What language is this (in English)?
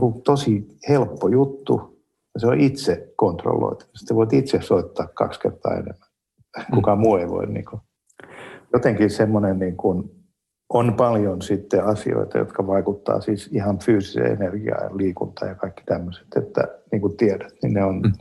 Finnish